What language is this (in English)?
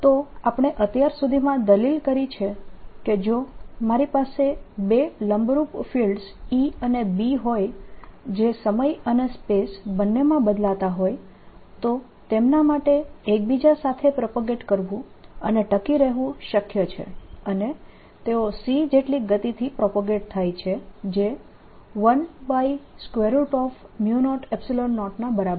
Gujarati